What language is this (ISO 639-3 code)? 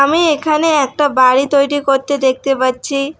ben